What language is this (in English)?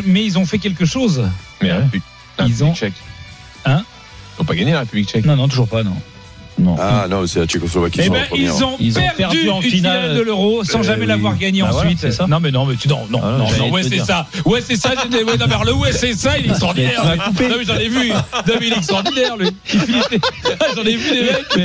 French